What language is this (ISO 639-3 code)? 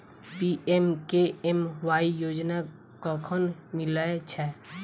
mai